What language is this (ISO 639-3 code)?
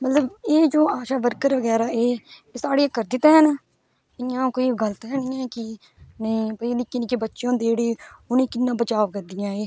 doi